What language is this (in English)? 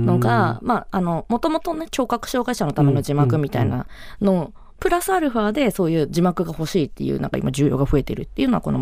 Japanese